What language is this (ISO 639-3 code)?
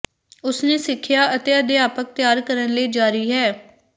pan